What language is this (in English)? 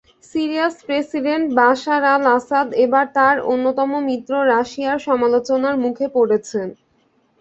Bangla